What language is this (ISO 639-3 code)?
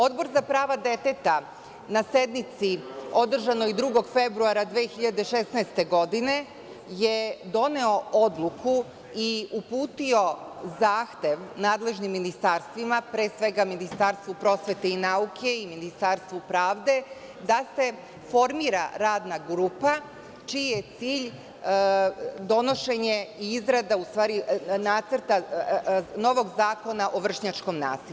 srp